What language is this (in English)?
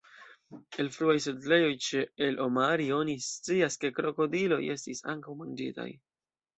Esperanto